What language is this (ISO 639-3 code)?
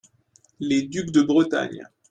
fra